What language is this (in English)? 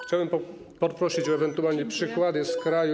Polish